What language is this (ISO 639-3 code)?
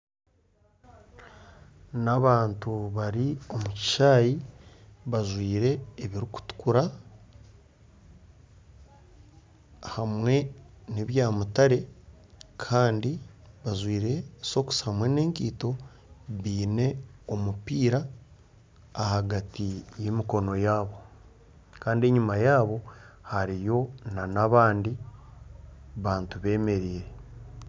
nyn